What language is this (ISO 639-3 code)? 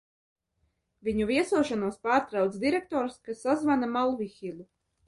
lav